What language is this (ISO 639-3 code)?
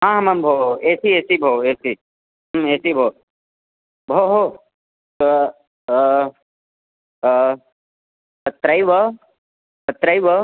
san